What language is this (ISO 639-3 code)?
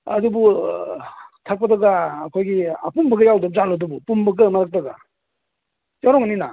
mni